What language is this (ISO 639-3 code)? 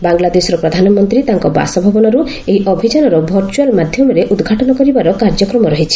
ori